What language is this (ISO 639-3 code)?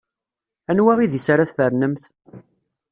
kab